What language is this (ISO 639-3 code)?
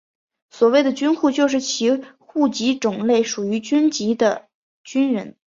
zho